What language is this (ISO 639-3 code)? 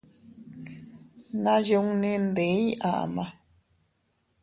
cut